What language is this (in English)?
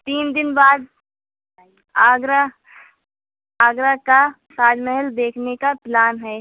Urdu